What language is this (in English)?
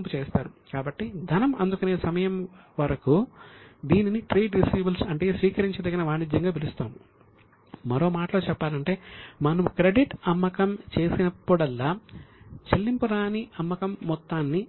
Telugu